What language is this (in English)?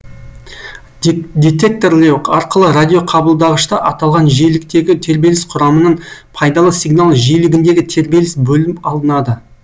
Kazakh